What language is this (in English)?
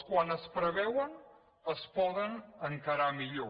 Catalan